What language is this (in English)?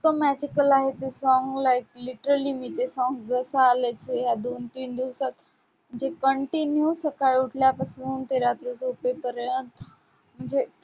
Marathi